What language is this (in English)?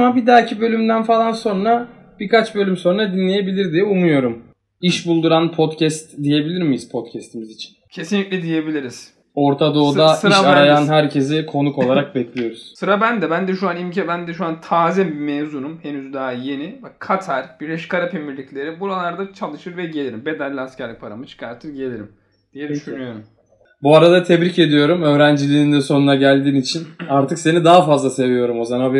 Turkish